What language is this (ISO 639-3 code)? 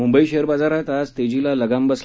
mar